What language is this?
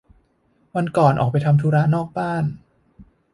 Thai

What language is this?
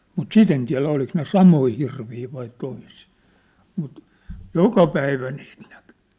Finnish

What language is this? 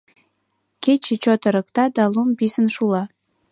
Mari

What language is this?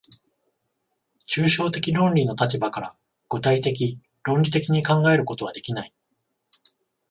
Japanese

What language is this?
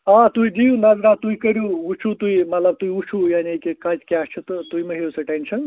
Kashmiri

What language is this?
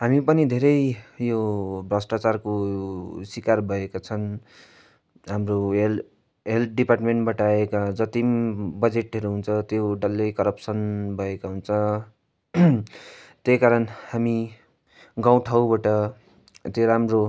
Nepali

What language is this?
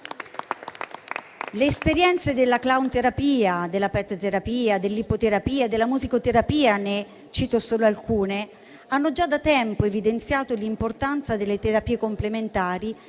Italian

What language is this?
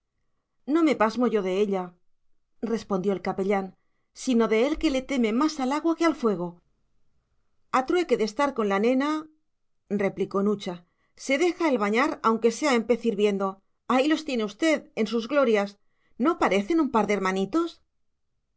Spanish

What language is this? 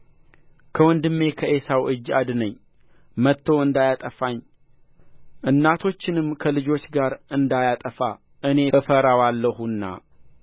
Amharic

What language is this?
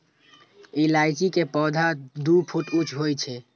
Maithili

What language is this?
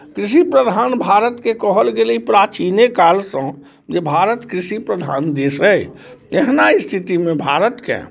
Maithili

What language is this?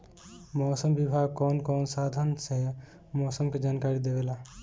Bhojpuri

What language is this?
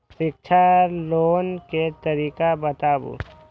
Maithili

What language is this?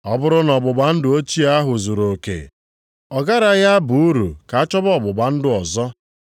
Igbo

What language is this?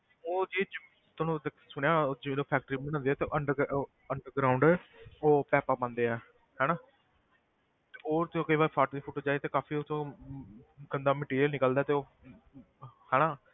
Punjabi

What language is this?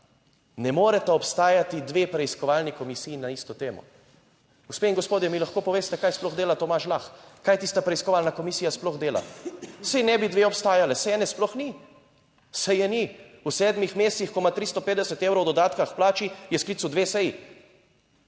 Slovenian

